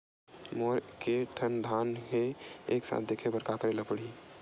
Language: Chhattisgarhi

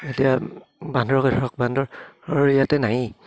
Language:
Assamese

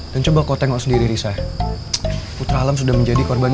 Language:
Indonesian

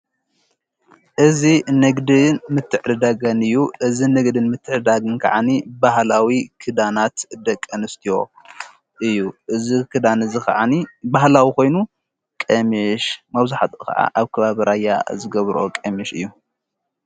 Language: Tigrinya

